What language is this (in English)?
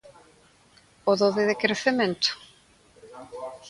Galician